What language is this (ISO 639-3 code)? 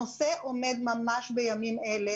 heb